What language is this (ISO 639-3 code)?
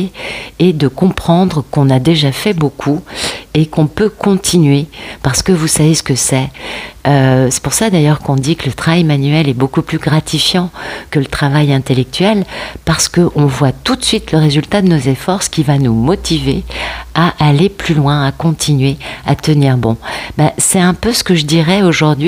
fra